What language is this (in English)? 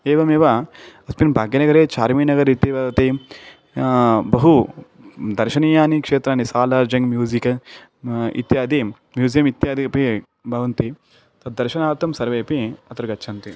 Sanskrit